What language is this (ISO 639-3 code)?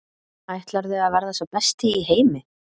isl